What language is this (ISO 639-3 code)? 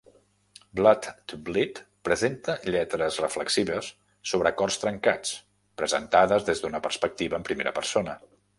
cat